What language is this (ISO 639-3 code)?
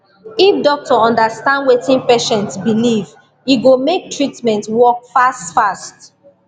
pcm